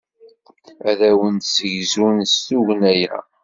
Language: Kabyle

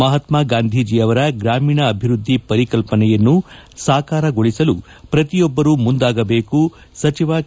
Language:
Kannada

